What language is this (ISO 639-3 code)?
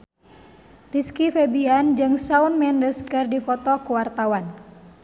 sun